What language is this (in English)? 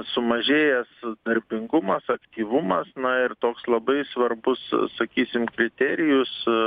Lithuanian